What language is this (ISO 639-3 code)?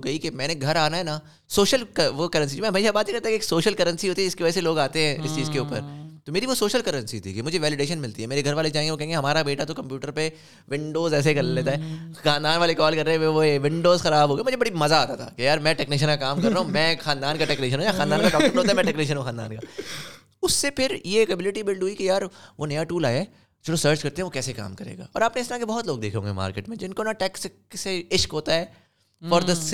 urd